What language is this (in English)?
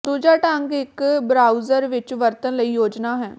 Punjabi